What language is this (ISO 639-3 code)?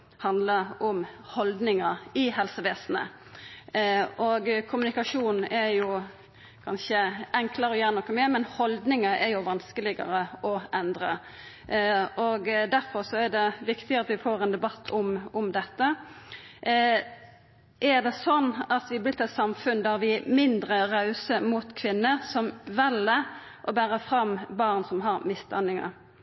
nno